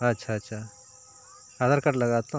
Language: Santali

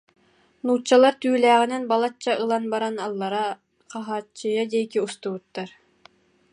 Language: Yakut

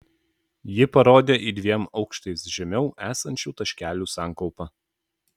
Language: Lithuanian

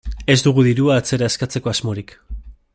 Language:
Basque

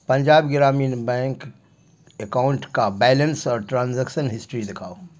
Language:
Urdu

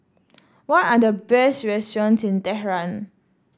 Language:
English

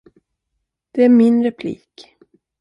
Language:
Swedish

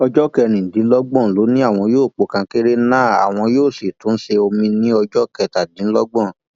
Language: Yoruba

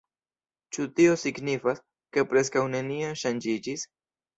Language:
Esperanto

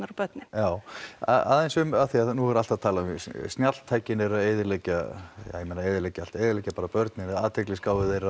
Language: Icelandic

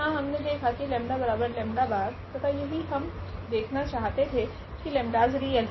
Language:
Hindi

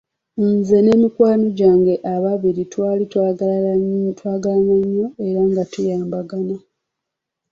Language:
Ganda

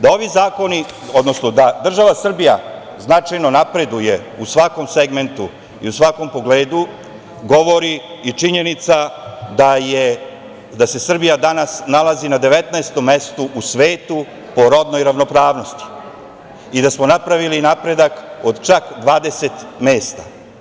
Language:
Serbian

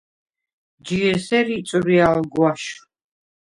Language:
Svan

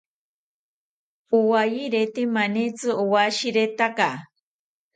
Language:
South Ucayali Ashéninka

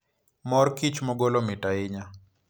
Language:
Luo (Kenya and Tanzania)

